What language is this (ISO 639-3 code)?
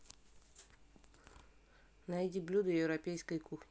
rus